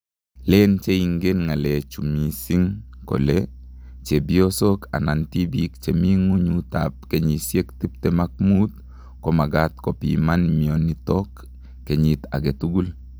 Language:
Kalenjin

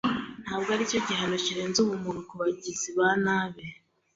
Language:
Kinyarwanda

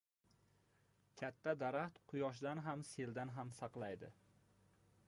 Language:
Uzbek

